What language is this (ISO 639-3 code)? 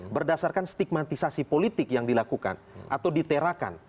ind